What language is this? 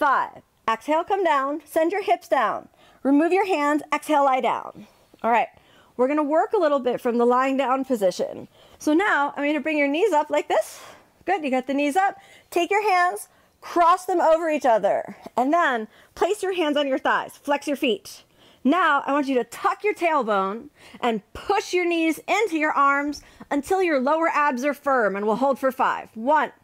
English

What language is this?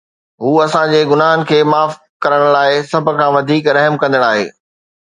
Sindhi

